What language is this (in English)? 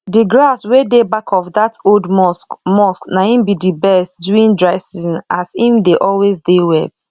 Nigerian Pidgin